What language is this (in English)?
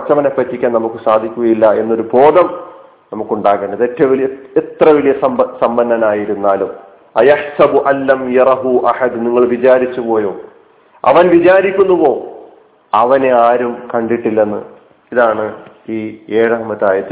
Malayalam